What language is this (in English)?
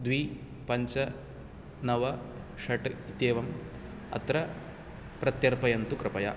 Sanskrit